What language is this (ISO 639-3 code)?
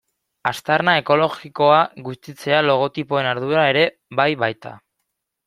eus